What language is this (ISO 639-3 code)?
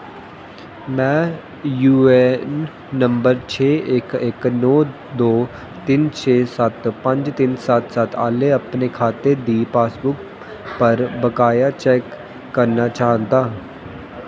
doi